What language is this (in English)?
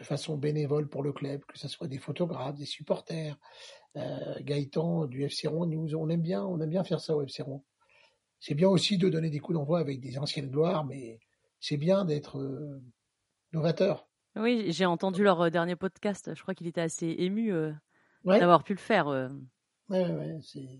French